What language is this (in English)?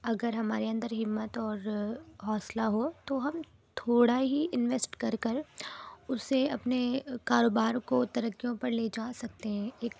Urdu